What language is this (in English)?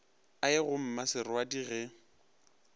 Northern Sotho